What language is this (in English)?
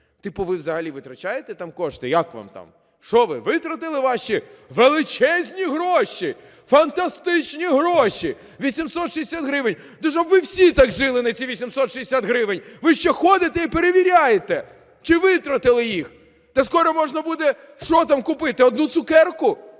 Ukrainian